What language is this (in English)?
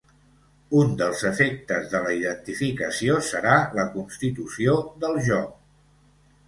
Catalan